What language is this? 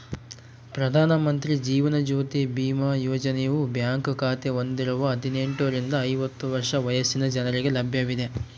Kannada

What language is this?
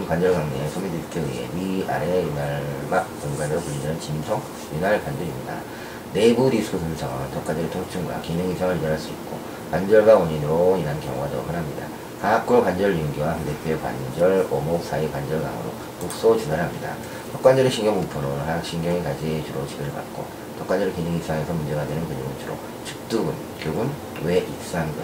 Korean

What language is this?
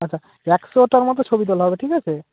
Bangla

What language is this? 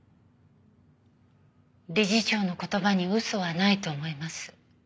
Japanese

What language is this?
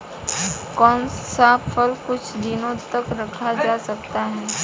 Hindi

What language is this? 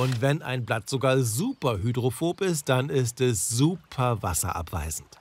German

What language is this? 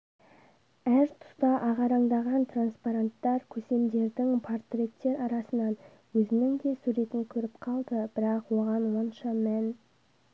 Kazakh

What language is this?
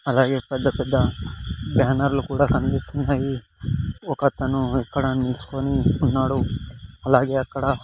Telugu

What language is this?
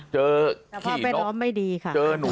Thai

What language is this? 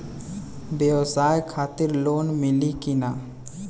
Bhojpuri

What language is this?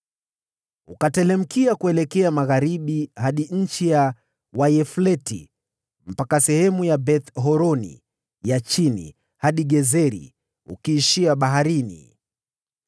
Swahili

